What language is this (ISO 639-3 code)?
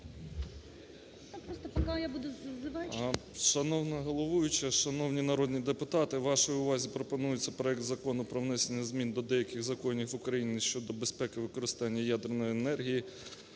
ukr